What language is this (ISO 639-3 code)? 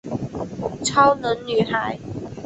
zho